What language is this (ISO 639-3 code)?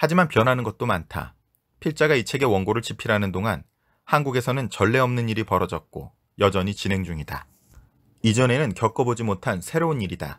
kor